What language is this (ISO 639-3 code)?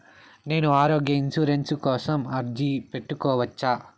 tel